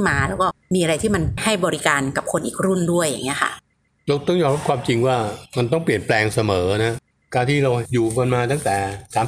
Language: Thai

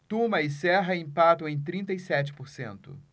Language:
Portuguese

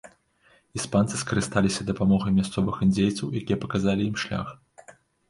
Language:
Belarusian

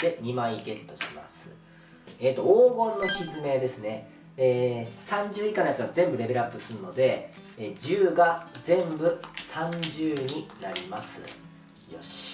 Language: Japanese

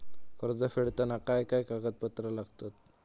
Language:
Marathi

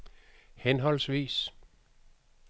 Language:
Danish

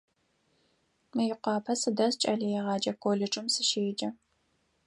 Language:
Adyghe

